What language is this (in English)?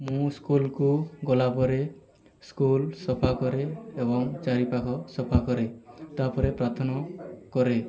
Odia